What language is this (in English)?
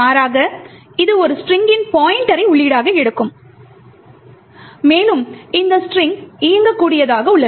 Tamil